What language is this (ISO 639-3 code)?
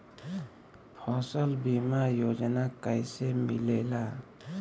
bho